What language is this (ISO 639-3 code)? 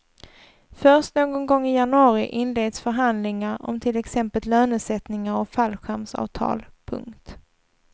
swe